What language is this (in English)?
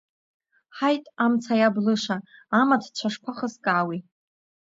Abkhazian